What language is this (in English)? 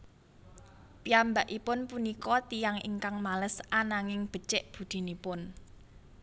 Javanese